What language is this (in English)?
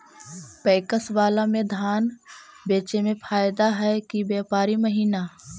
Magahi